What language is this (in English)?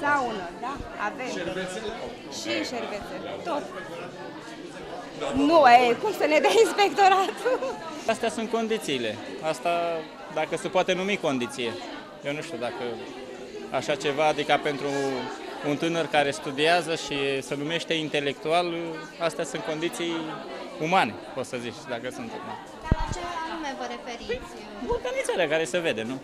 Romanian